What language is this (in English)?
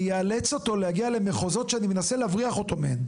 Hebrew